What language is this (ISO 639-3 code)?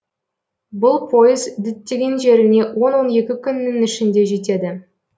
kaz